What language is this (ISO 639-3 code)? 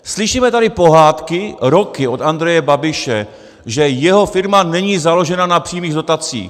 ces